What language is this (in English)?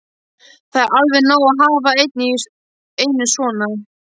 Icelandic